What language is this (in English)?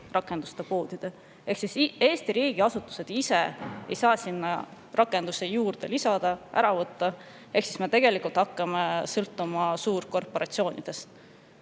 Estonian